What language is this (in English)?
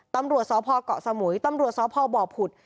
Thai